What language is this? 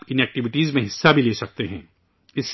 Urdu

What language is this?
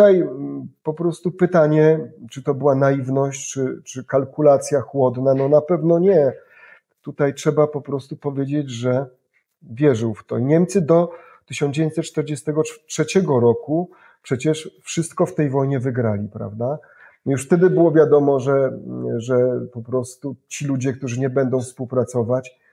Polish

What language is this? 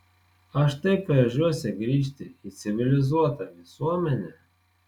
Lithuanian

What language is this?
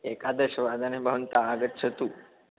Sanskrit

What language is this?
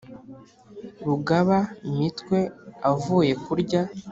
Kinyarwanda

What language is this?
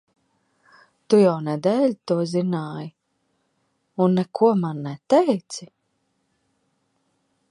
Latvian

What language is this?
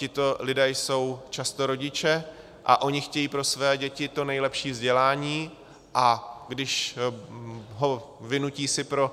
Czech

